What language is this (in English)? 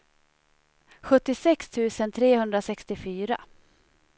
Swedish